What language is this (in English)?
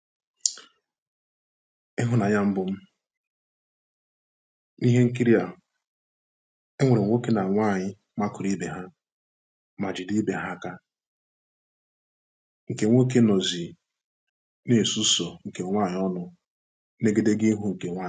Igbo